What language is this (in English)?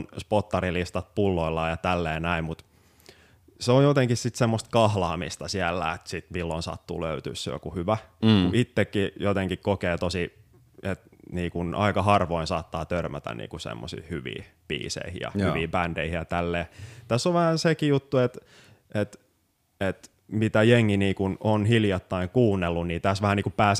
Finnish